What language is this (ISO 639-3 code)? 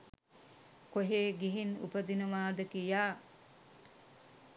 sin